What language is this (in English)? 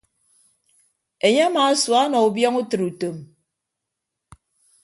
Ibibio